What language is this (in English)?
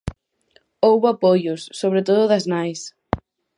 Galician